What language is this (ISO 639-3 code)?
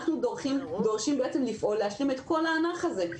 heb